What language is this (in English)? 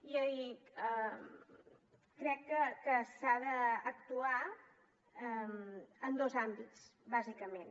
Catalan